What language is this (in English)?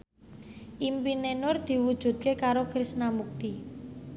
Javanese